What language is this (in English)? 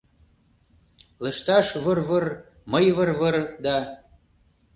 Mari